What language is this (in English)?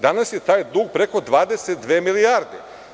Serbian